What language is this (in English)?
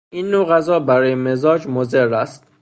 Persian